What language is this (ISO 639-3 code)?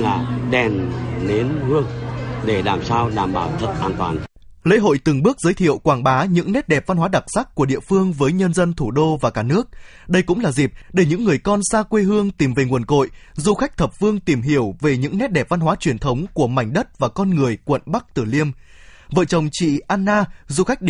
vie